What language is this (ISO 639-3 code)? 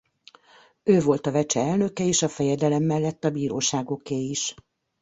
hun